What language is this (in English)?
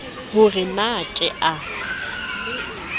Southern Sotho